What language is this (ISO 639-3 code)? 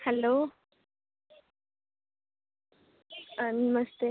doi